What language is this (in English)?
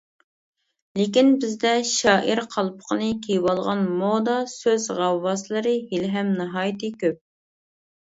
Uyghur